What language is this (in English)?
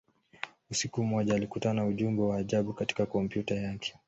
Swahili